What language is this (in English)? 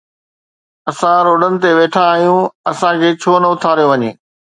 Sindhi